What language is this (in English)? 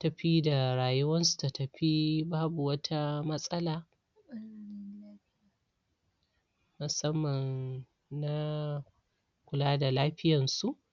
Hausa